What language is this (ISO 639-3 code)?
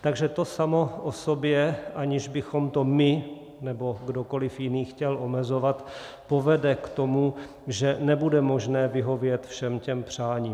ces